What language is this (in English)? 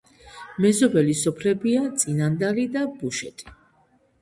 Georgian